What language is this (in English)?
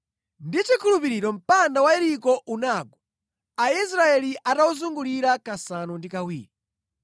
Nyanja